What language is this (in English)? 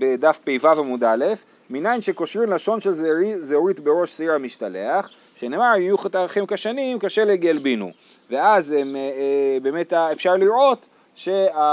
Hebrew